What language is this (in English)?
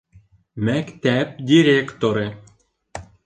Bashkir